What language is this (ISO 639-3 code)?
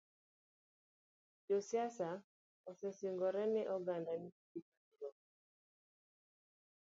luo